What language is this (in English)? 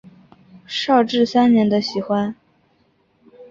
Chinese